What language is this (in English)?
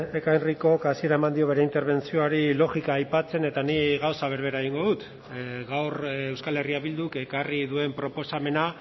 Basque